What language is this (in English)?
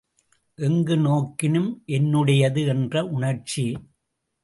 Tamil